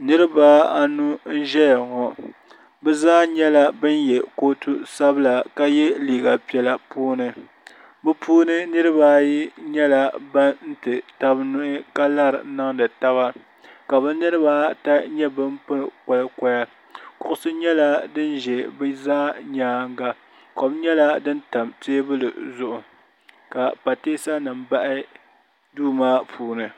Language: Dagbani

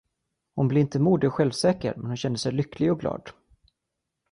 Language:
Swedish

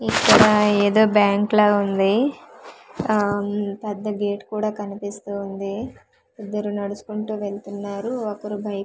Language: Telugu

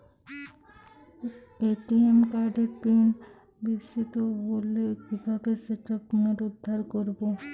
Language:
Bangla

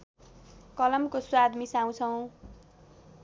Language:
Nepali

